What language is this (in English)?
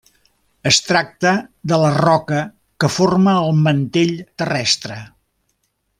Catalan